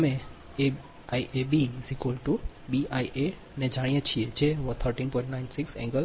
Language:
Gujarati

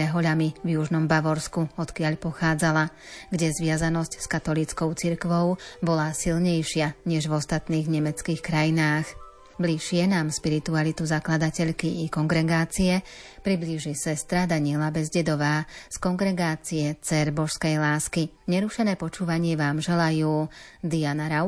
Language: Slovak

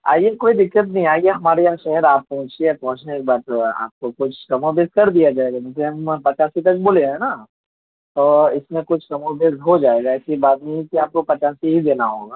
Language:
Urdu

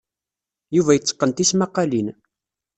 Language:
Kabyle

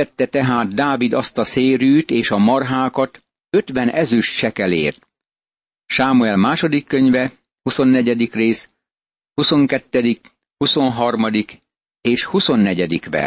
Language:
Hungarian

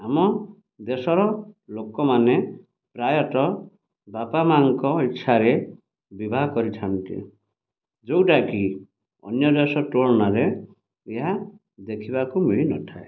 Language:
Odia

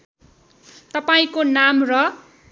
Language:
Nepali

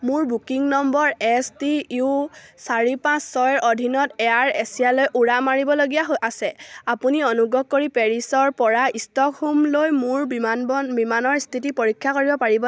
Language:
Assamese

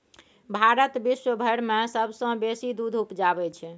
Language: Maithili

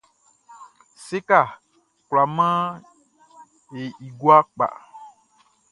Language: Baoulé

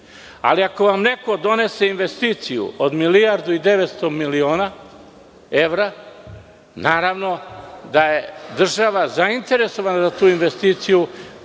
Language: Serbian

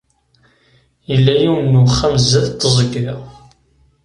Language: Kabyle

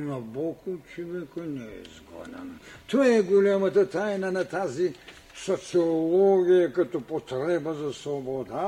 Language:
Bulgarian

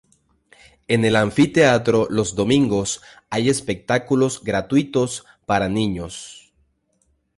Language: Spanish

